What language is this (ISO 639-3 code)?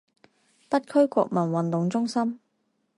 zho